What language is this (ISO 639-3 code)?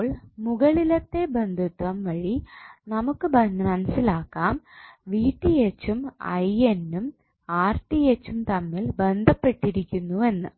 mal